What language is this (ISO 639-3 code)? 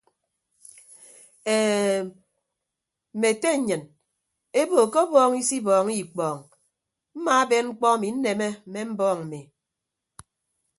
ibb